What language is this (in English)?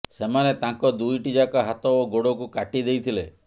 Odia